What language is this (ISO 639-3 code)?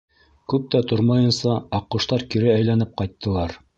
bak